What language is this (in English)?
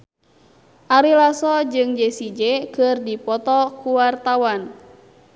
Sundanese